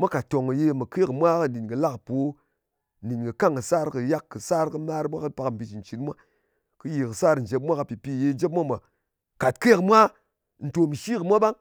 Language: Ngas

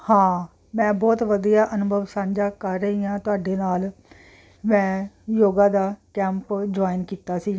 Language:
Punjabi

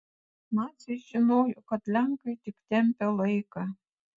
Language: Lithuanian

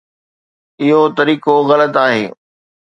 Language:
Sindhi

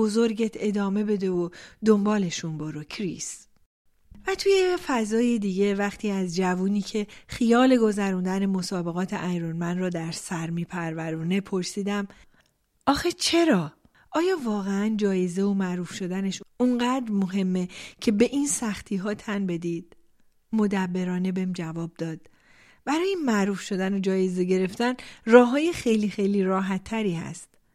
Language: Persian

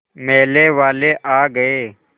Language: Hindi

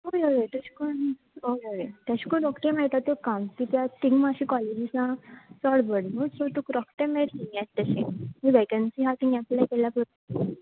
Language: Konkani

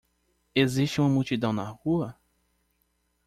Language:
Portuguese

